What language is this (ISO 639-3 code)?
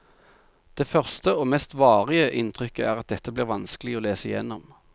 nor